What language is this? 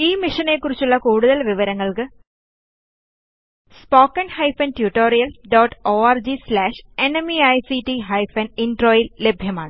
Malayalam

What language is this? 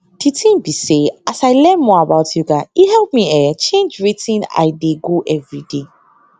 Nigerian Pidgin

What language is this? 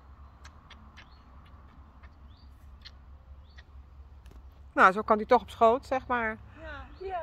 Dutch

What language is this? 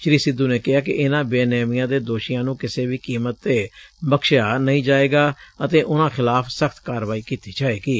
Punjabi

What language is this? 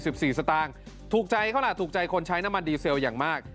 Thai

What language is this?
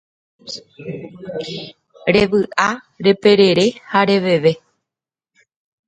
Guarani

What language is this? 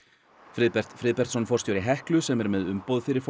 Icelandic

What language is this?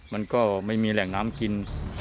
Thai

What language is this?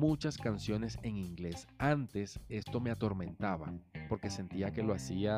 Spanish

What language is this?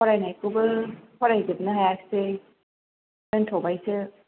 Bodo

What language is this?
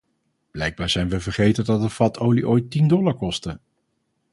Dutch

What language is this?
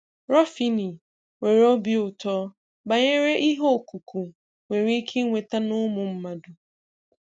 Igbo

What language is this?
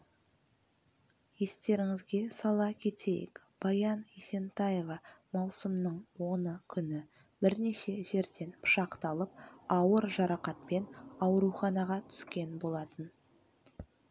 Kazakh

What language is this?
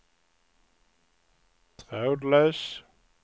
Swedish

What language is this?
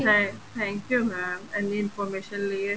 Punjabi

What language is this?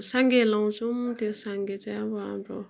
Nepali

